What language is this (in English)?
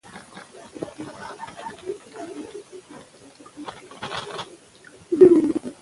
Pashto